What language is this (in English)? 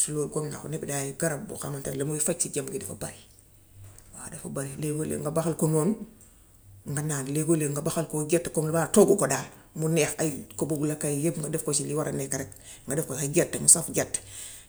Gambian Wolof